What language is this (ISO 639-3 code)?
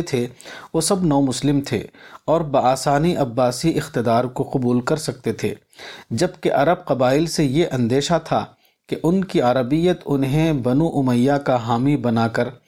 urd